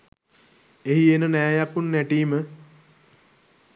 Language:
Sinhala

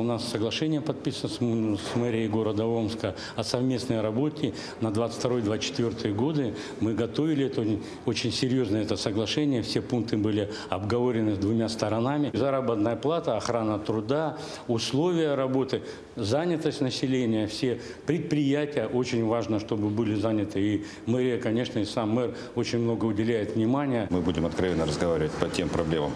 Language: Russian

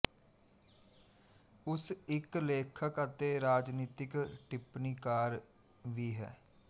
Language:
Punjabi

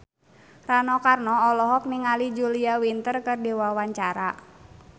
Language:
Sundanese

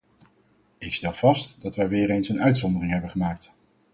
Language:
Dutch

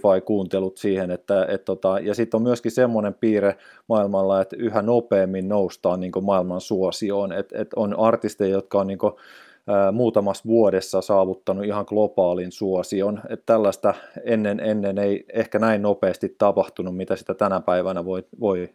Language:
Finnish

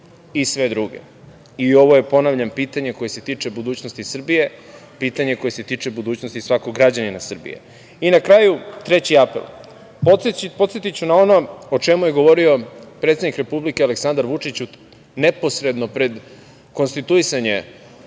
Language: Serbian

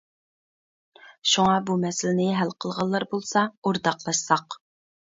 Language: Uyghur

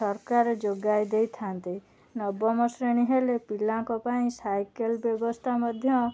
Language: Odia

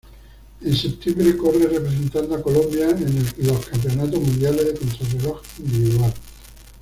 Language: Spanish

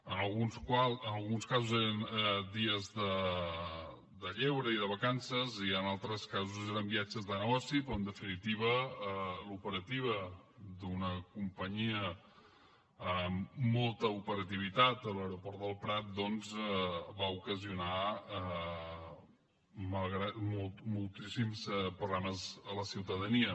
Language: Catalan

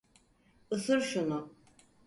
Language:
Turkish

